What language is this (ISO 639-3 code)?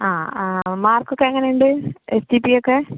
mal